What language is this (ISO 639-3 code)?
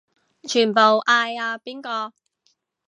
yue